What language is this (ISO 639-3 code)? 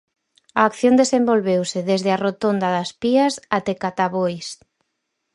glg